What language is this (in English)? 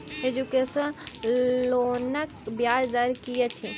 Maithili